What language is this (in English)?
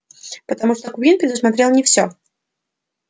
Russian